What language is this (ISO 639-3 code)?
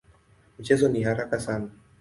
swa